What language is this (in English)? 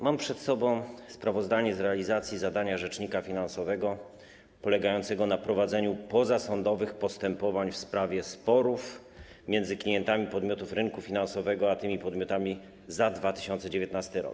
Polish